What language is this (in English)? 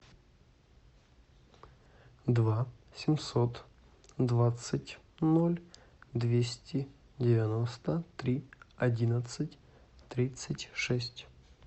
Russian